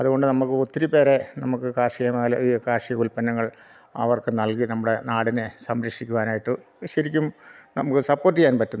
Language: Malayalam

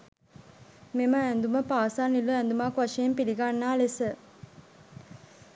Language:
Sinhala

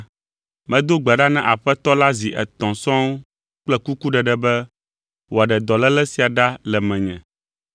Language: Ewe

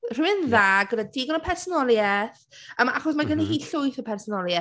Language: Welsh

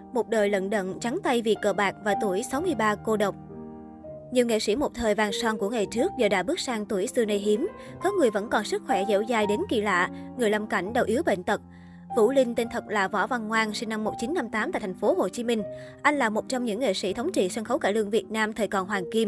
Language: Vietnamese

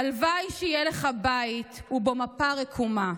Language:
Hebrew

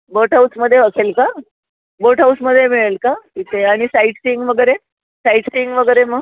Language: Marathi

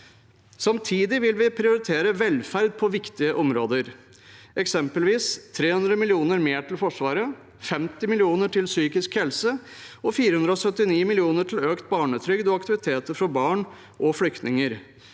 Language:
Norwegian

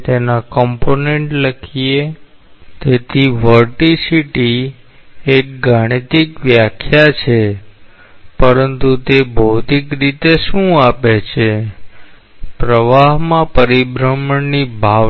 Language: Gujarati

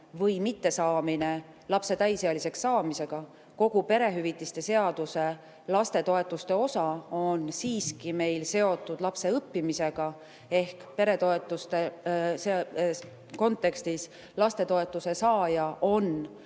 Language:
Estonian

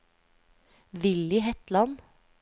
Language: Norwegian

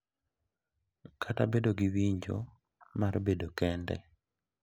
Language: Luo (Kenya and Tanzania)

